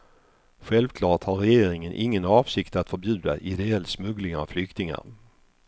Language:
Swedish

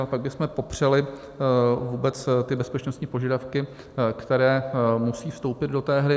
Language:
Czech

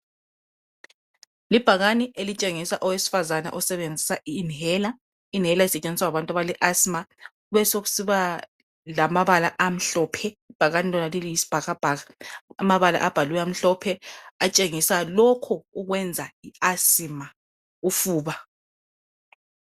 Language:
North Ndebele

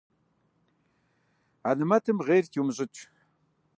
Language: Kabardian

